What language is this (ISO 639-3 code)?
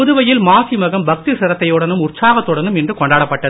tam